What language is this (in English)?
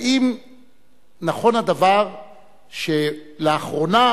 Hebrew